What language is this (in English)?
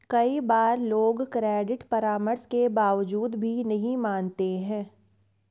Hindi